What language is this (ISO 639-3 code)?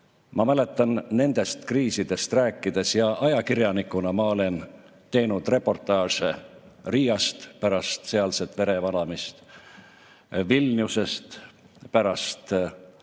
est